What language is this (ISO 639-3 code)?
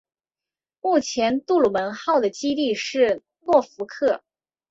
zho